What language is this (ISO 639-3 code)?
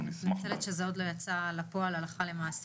heb